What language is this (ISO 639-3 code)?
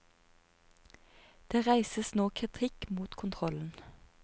nor